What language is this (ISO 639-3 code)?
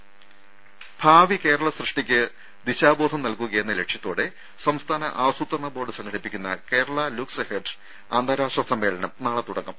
mal